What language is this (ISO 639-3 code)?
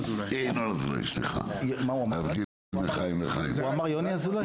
heb